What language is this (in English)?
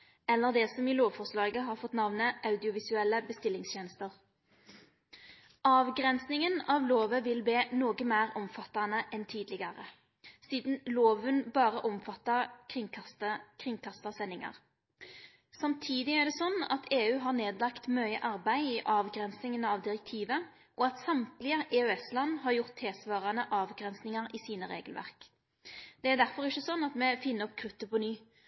Norwegian Nynorsk